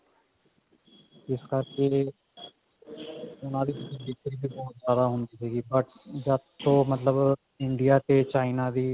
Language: Punjabi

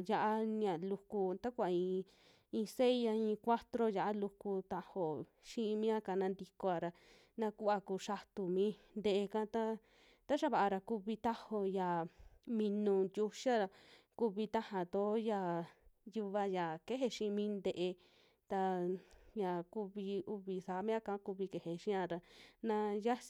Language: Western Juxtlahuaca Mixtec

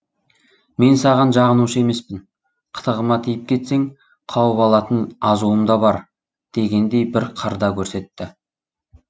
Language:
Kazakh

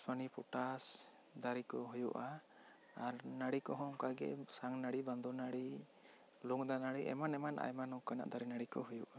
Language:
Santali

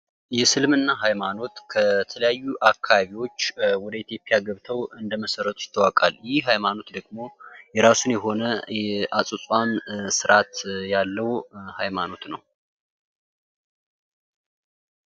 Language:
Amharic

